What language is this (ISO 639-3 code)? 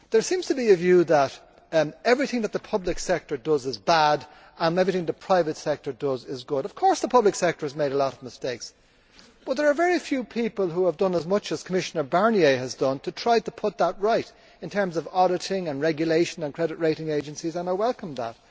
eng